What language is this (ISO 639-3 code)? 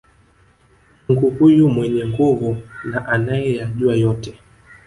swa